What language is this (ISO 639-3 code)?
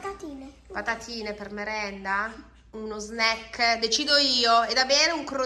ita